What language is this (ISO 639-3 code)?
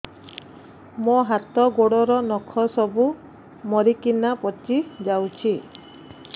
ori